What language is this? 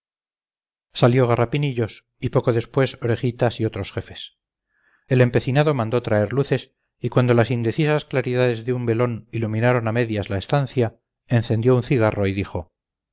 Spanish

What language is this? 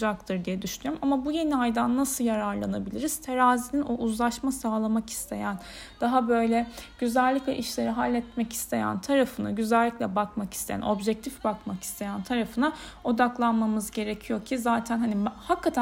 Turkish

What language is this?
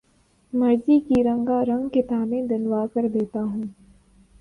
Urdu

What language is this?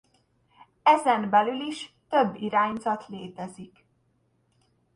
Hungarian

